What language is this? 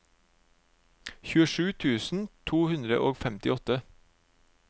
Norwegian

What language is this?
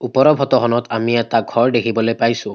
Assamese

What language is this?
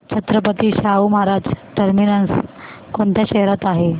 Marathi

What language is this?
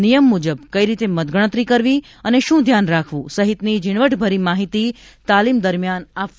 Gujarati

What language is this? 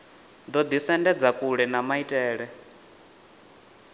Venda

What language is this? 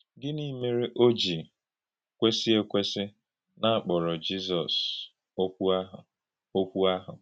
Igbo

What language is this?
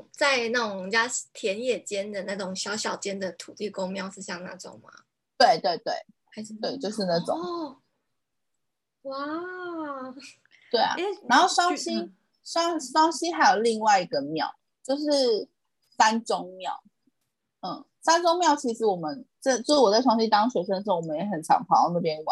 Chinese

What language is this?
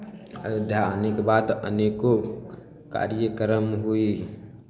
Maithili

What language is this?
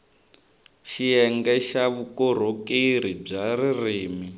Tsonga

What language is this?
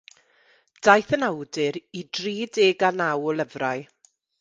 Welsh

